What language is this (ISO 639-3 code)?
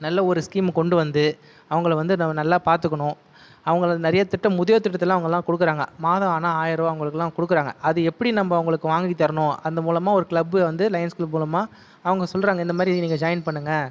tam